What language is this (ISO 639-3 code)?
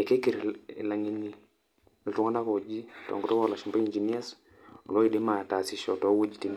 mas